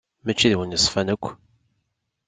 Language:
Kabyle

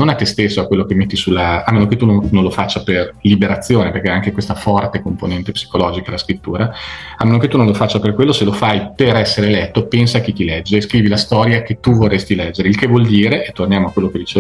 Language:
Italian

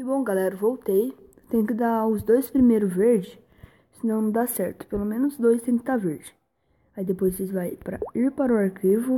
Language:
Portuguese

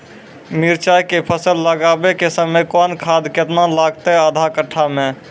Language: Maithili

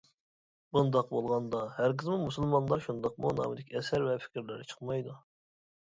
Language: Uyghur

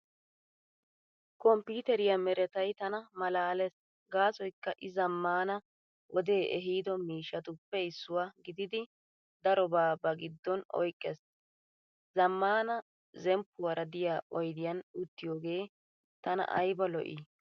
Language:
Wolaytta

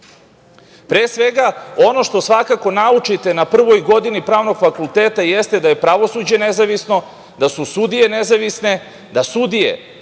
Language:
Serbian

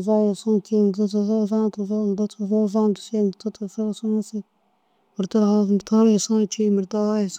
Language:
Dazaga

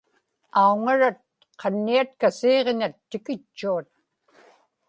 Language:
Inupiaq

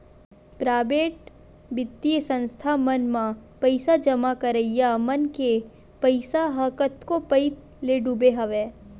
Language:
Chhattisgarhi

